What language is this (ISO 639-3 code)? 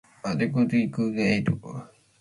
mcf